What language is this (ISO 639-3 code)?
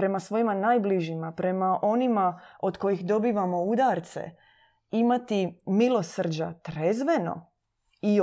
hrv